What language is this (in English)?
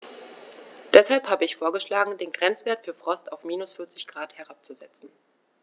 German